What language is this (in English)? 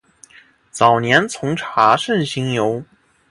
Chinese